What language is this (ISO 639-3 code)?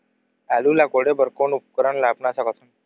hne